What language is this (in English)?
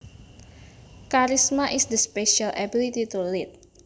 Javanese